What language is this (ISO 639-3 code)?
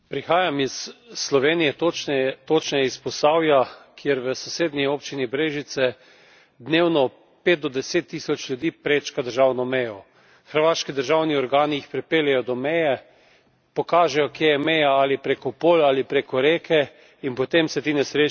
slv